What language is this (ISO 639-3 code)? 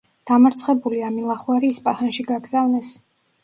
kat